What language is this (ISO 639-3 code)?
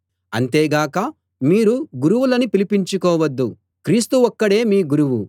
tel